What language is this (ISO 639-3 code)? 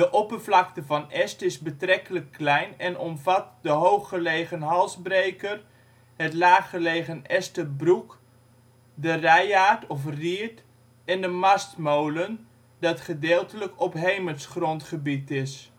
nld